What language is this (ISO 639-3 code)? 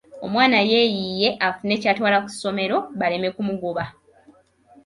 lug